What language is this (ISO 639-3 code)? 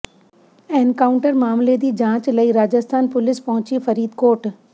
pan